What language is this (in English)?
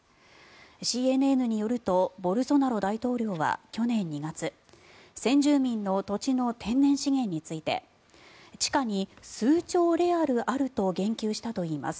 Japanese